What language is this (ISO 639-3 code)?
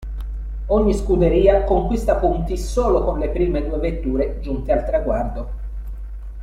ita